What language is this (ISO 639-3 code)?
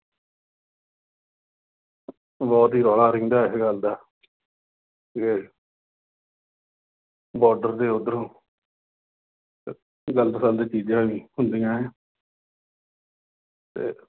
pan